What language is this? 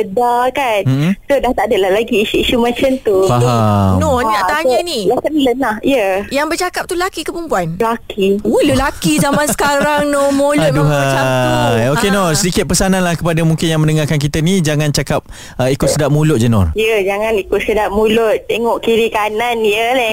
Malay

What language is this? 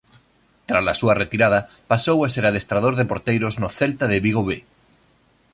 Galician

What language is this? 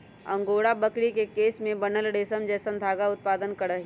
Magahi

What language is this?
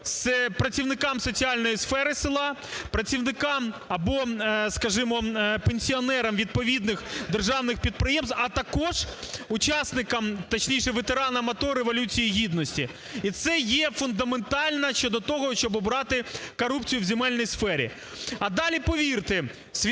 Ukrainian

